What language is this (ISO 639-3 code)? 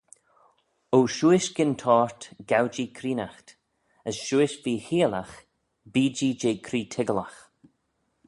glv